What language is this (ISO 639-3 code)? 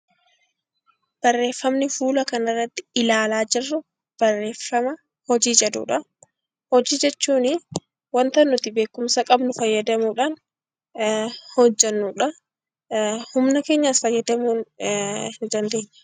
orm